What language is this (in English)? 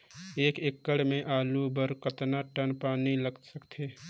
Chhattisgarhi